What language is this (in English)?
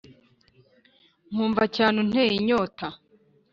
Kinyarwanda